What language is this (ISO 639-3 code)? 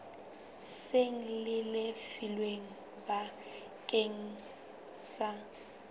sot